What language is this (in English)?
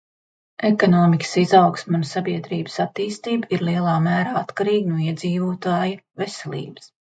Latvian